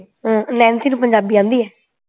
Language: Punjabi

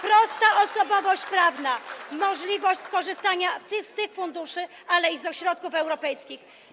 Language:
Polish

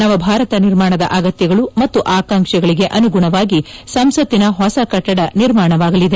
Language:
Kannada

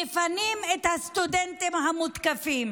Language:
Hebrew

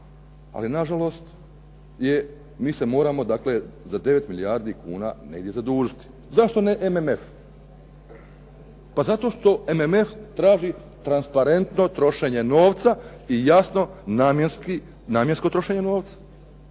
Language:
Croatian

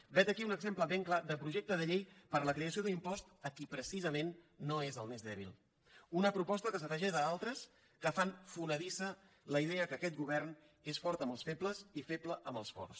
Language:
Catalan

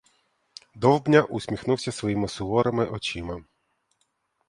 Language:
Ukrainian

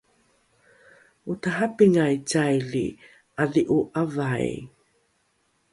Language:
Rukai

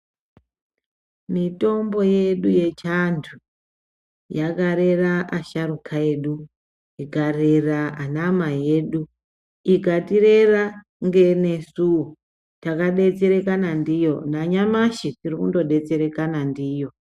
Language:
Ndau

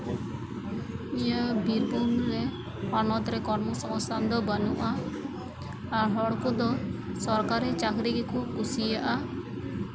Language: Santali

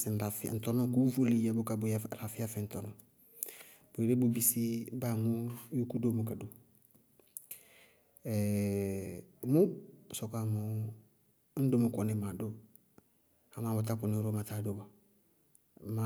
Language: Bago-Kusuntu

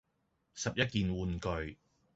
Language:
Cantonese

